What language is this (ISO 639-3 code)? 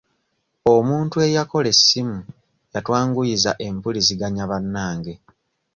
lug